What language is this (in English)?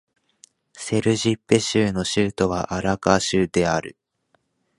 Japanese